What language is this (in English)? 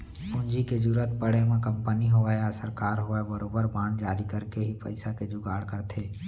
Chhattisgarhi